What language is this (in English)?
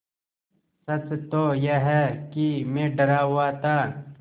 Hindi